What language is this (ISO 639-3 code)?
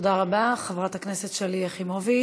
heb